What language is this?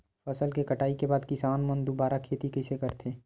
Chhattisgarhi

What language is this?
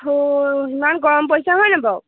Assamese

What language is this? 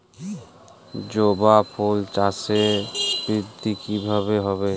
Bangla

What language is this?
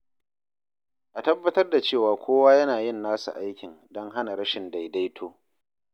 Hausa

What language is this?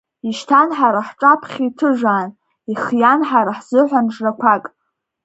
Abkhazian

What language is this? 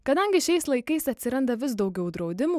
Lithuanian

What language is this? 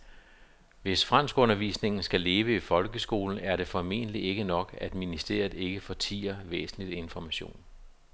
Danish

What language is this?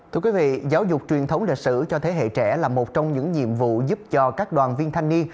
Vietnamese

